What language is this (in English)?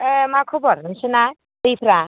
Bodo